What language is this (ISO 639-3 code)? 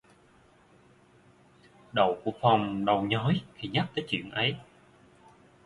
vie